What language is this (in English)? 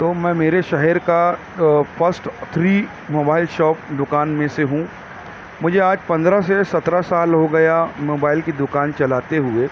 Urdu